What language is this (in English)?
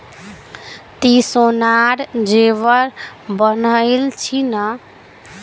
Magahi